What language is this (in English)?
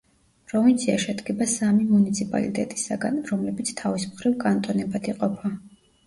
Georgian